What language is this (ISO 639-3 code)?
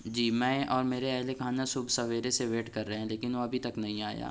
urd